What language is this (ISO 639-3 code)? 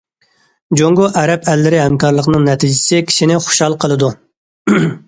uig